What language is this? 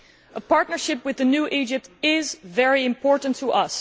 English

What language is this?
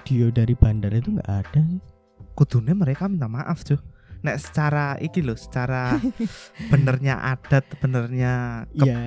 Indonesian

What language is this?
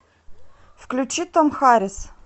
Russian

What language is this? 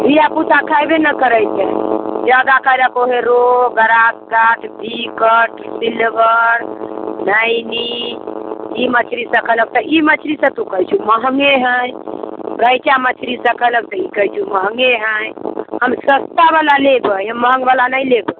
Maithili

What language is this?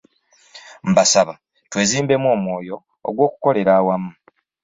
Ganda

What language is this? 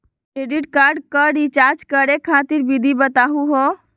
Magahi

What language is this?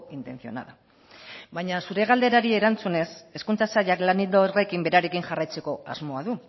Basque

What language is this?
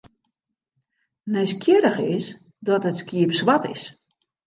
Western Frisian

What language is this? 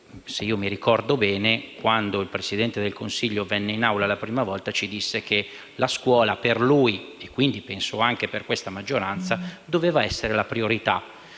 Italian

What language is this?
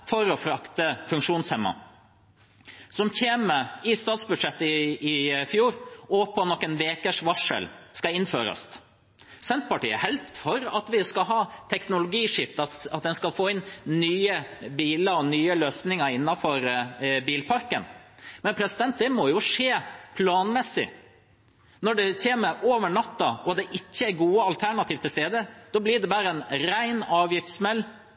Norwegian Bokmål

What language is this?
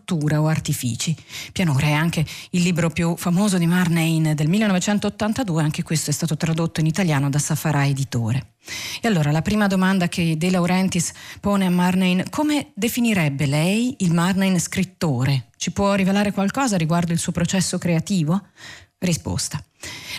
Italian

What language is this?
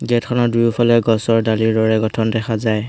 Assamese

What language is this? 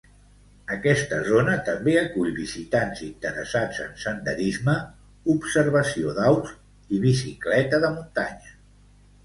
Catalan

